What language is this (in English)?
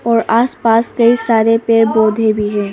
Hindi